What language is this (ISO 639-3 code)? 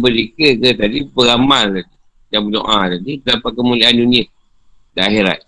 msa